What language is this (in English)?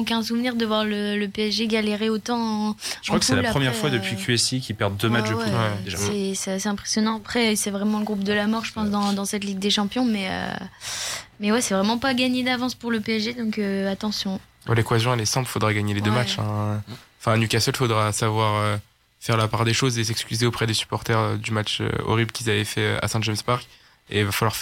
French